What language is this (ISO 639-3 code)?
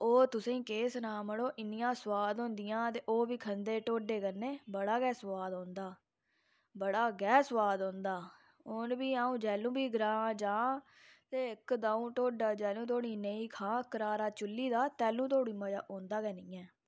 doi